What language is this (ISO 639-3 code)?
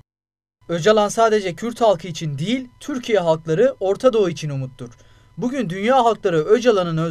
tur